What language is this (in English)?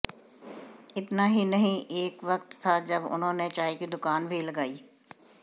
Hindi